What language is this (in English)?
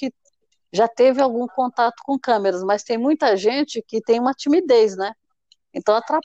Portuguese